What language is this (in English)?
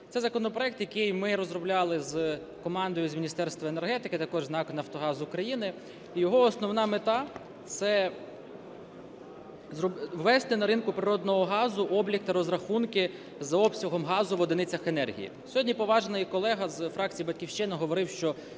Ukrainian